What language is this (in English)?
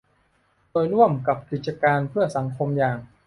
Thai